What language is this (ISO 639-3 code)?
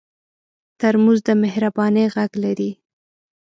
pus